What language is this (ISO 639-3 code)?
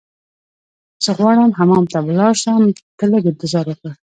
pus